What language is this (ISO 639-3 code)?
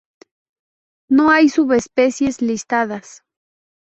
spa